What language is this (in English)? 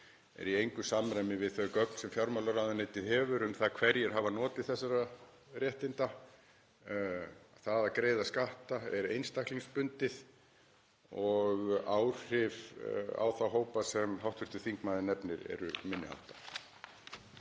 Icelandic